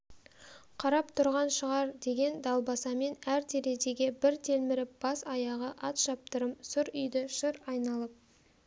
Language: Kazakh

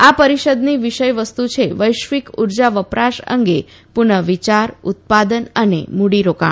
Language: Gujarati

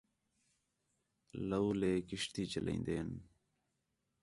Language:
Khetrani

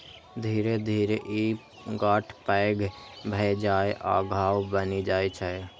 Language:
Maithili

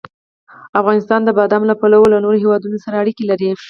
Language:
Pashto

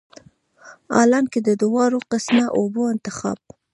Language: Pashto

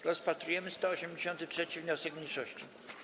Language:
Polish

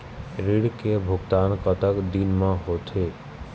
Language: Chhattisgarhi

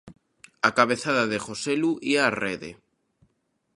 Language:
Galician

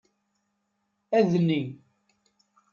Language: Kabyle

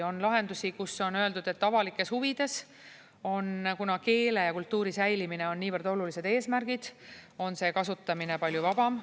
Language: Estonian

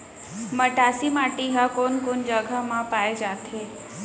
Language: Chhattisgarhi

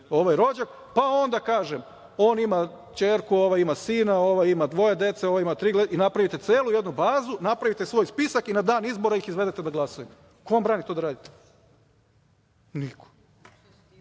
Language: Serbian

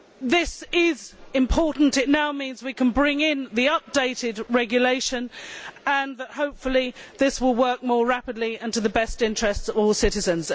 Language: English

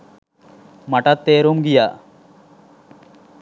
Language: Sinhala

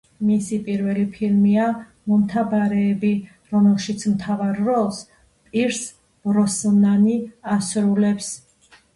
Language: Georgian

